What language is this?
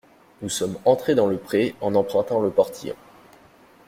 French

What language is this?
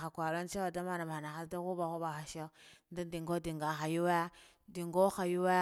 Guduf-Gava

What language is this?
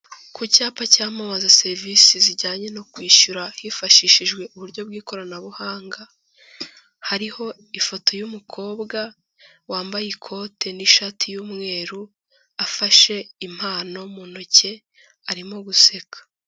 Kinyarwanda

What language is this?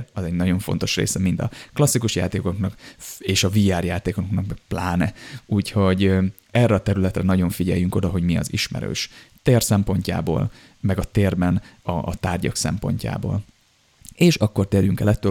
Hungarian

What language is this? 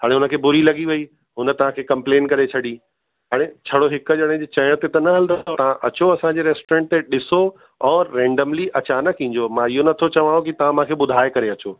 Sindhi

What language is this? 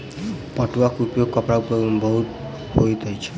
Maithili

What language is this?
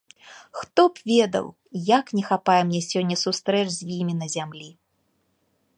Belarusian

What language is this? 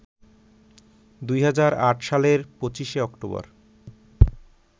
Bangla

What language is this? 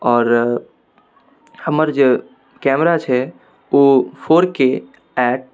Maithili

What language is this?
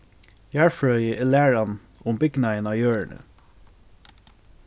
Faroese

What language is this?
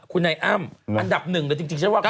Thai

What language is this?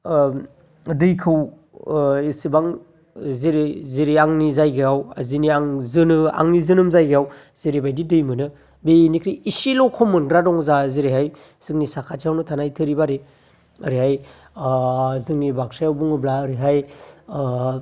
Bodo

